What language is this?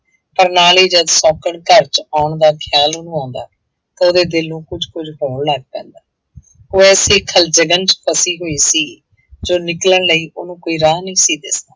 Punjabi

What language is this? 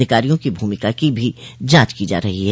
Hindi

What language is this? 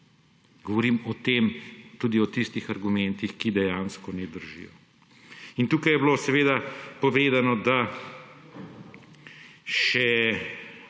Slovenian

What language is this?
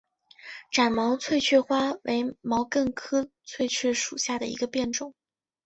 Chinese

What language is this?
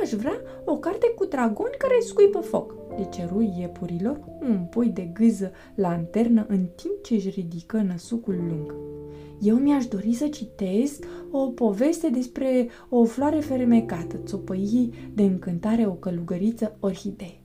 Romanian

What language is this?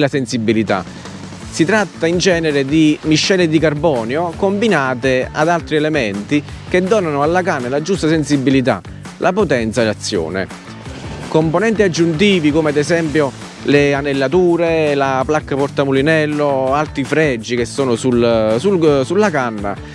Italian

